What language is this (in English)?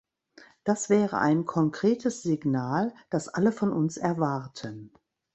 German